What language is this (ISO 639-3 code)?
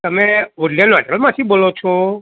guj